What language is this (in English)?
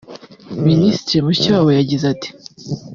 Kinyarwanda